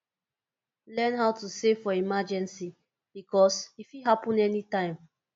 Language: Nigerian Pidgin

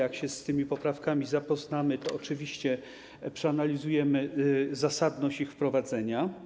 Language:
Polish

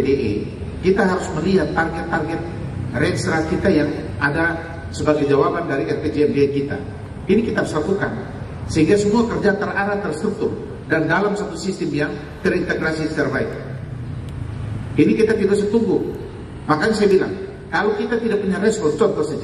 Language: Indonesian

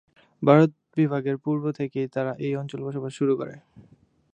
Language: Bangla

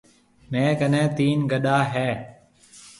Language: Marwari (Pakistan)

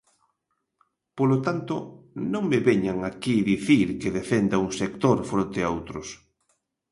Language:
Galician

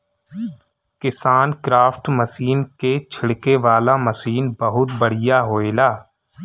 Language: Bhojpuri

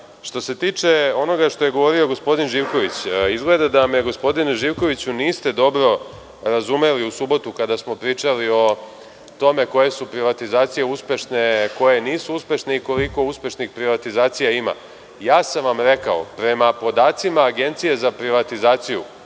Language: Serbian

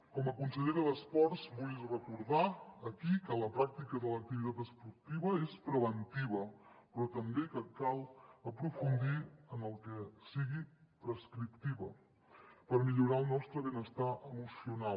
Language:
Catalan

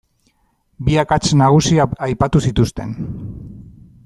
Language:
Basque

